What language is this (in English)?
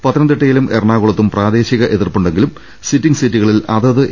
Malayalam